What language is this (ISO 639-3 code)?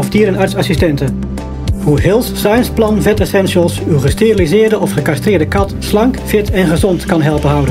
nld